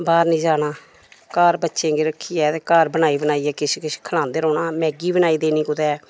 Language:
Dogri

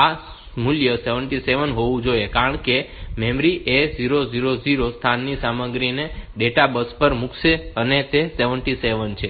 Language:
Gujarati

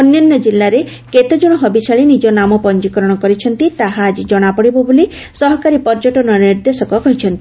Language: Odia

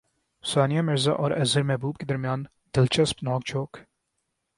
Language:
Urdu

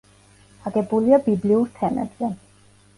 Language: Georgian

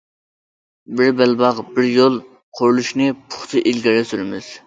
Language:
Uyghur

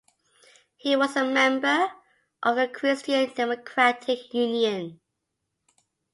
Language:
English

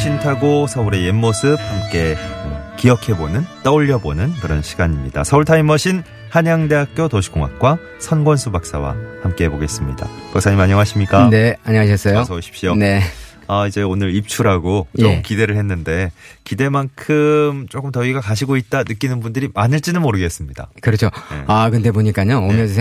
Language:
Korean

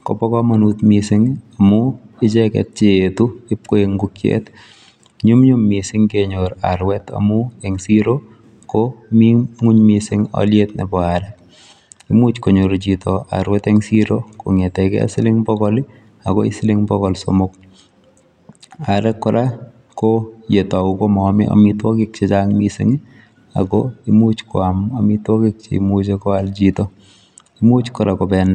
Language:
Kalenjin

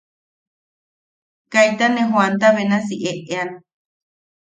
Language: Yaqui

